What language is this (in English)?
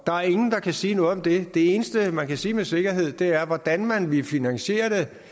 Danish